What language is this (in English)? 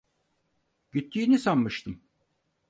Turkish